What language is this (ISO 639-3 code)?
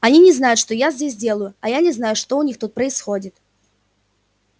rus